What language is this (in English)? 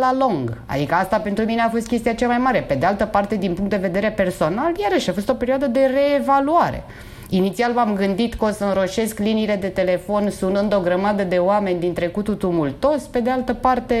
Romanian